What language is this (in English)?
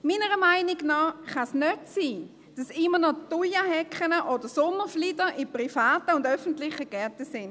Swiss German